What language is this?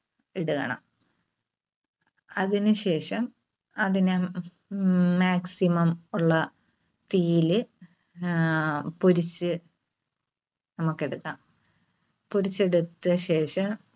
Malayalam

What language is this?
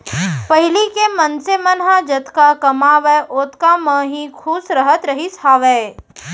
Chhattisgarhi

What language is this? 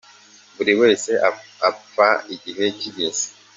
Kinyarwanda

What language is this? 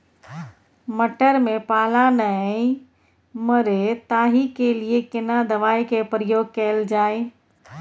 Maithili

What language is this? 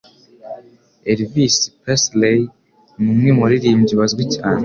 Kinyarwanda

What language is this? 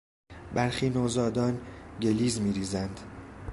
Persian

